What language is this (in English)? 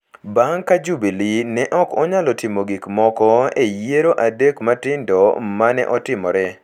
Luo (Kenya and Tanzania)